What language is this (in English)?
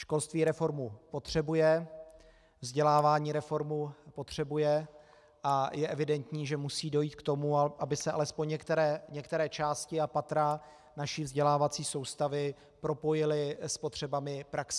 Czech